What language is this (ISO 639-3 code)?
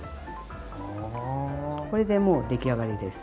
jpn